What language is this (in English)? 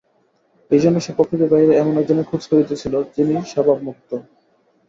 Bangla